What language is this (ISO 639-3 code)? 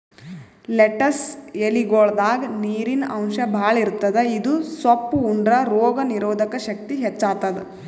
kan